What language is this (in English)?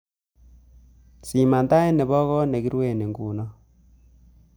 Kalenjin